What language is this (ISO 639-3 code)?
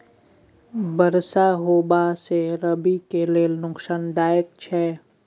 mai